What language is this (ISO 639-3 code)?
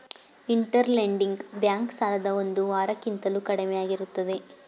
kan